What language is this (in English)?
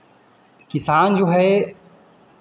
Hindi